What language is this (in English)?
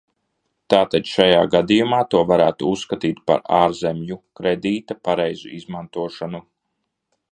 Latvian